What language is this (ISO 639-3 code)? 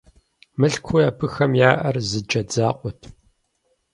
kbd